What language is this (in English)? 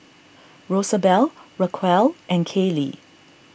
English